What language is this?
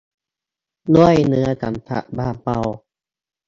Thai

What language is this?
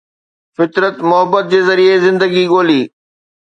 Sindhi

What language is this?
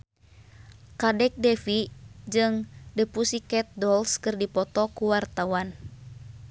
Sundanese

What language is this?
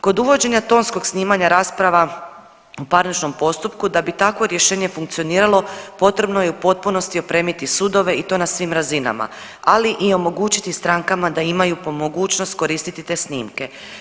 Croatian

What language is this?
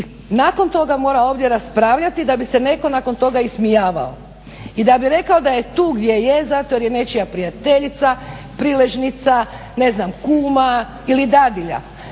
Croatian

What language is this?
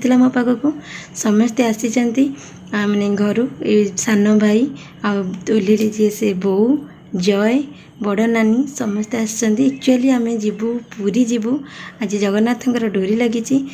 Hindi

